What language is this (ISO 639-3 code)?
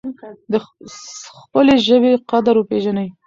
pus